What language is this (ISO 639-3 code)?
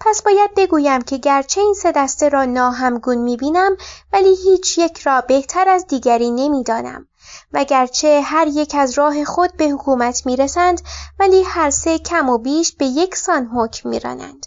fas